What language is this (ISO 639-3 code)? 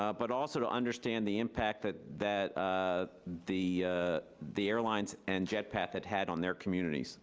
eng